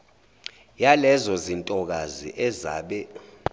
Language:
Zulu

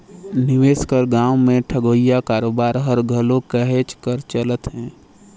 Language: Chhattisgarhi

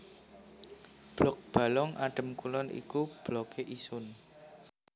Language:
Javanese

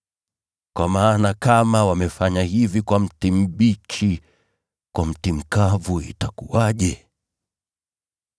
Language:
Swahili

